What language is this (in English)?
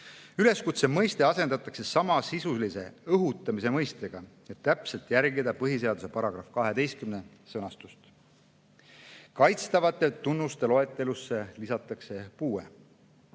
Estonian